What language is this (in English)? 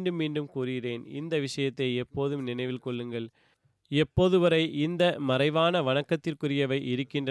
Tamil